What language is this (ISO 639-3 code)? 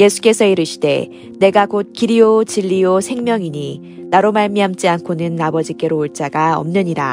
kor